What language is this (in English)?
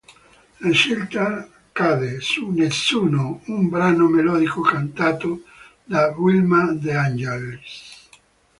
Italian